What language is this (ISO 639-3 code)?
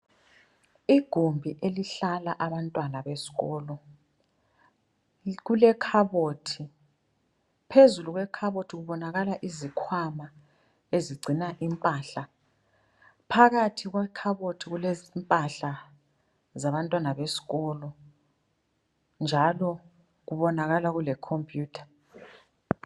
nde